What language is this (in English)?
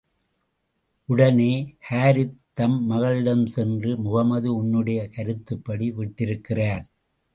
Tamil